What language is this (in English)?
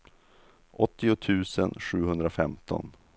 Swedish